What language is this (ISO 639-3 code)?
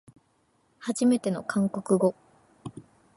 jpn